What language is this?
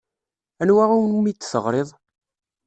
Kabyle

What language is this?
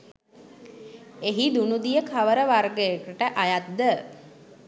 Sinhala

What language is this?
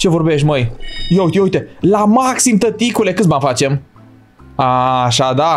Romanian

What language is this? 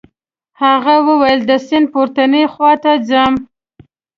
Pashto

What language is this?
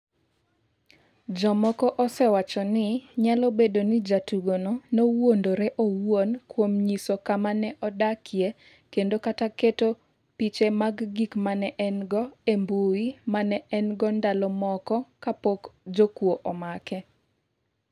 Luo (Kenya and Tanzania)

